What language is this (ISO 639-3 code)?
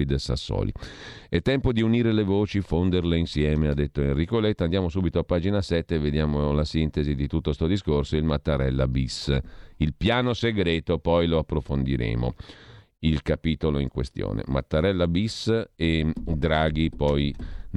ita